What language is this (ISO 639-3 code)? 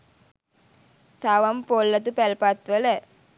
sin